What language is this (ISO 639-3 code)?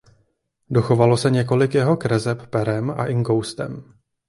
ces